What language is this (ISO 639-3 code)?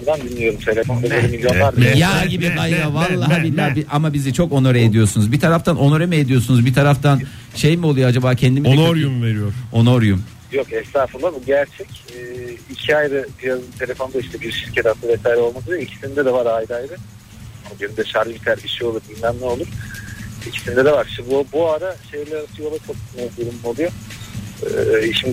tur